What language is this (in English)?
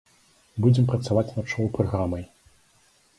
Belarusian